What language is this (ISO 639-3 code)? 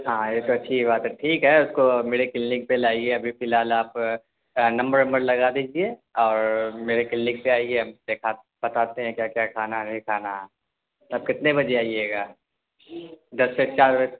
urd